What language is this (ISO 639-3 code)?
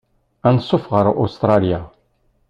kab